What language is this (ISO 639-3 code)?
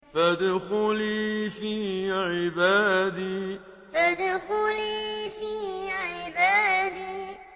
ara